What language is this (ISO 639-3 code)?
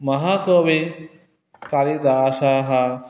san